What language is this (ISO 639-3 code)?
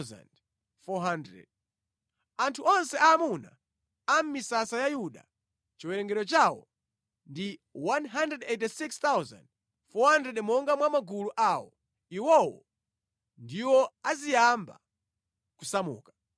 nya